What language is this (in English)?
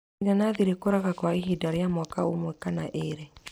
Kikuyu